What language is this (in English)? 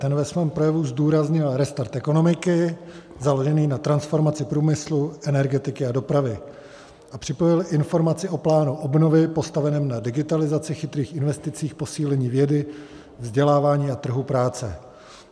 Czech